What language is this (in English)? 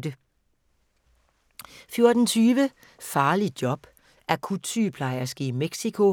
Danish